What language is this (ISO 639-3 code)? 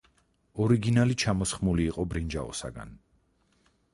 kat